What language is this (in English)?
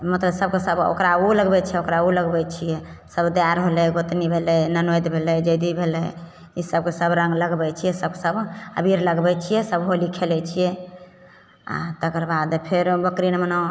Maithili